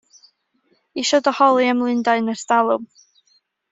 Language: Welsh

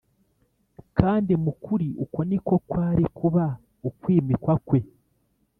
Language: Kinyarwanda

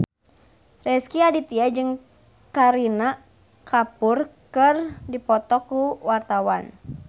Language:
Sundanese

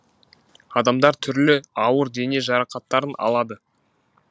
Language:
Kazakh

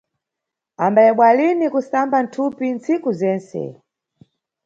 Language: Nyungwe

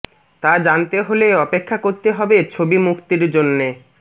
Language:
Bangla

